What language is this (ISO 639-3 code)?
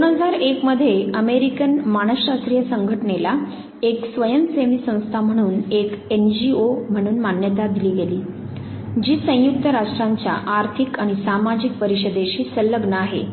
mar